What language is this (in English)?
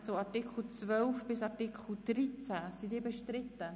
Swiss German